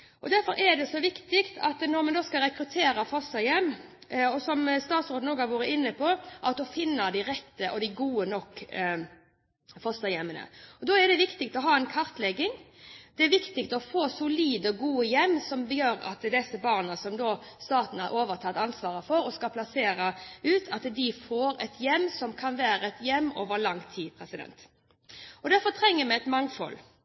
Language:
Norwegian Bokmål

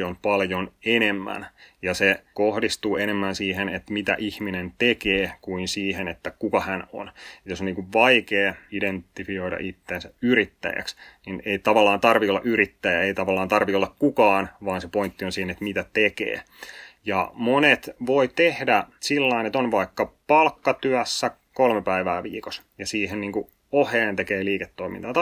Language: Finnish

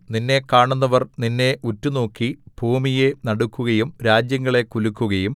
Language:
Malayalam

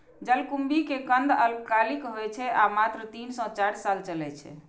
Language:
Maithili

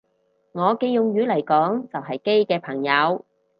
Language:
Cantonese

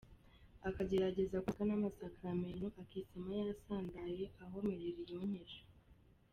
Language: Kinyarwanda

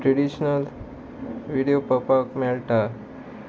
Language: Konkani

